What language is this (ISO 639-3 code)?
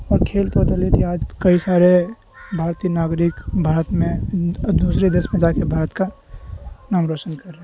urd